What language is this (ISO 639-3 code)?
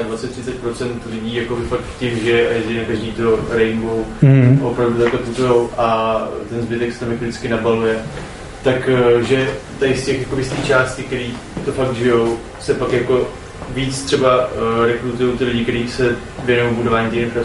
ces